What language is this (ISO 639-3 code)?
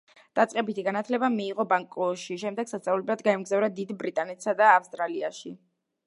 kat